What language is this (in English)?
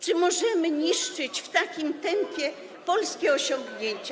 Polish